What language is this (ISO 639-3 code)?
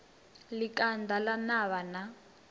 ven